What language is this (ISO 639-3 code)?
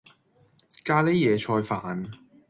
yue